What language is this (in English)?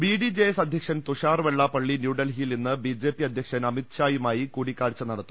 Malayalam